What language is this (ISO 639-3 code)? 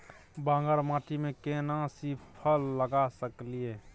mai